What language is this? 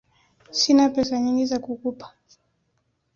Swahili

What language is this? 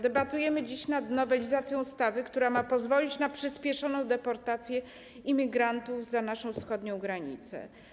Polish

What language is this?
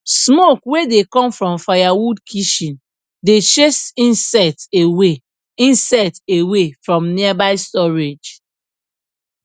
Nigerian Pidgin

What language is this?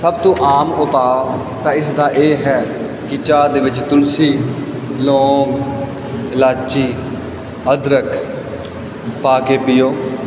Punjabi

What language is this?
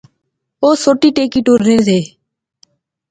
Pahari-Potwari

